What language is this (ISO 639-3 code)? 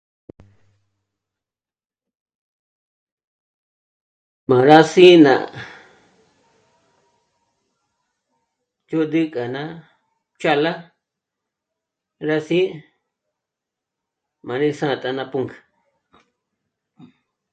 mmc